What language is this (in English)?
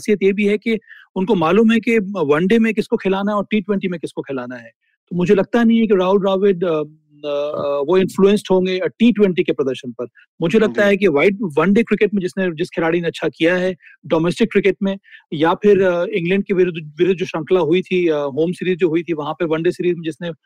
Hindi